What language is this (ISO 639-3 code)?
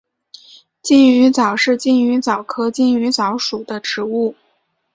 zho